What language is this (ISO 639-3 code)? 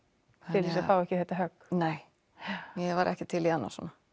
isl